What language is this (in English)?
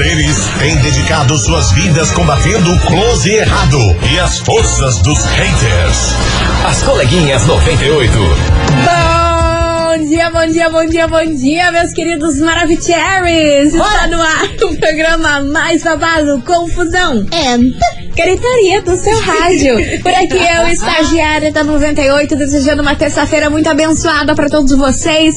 Portuguese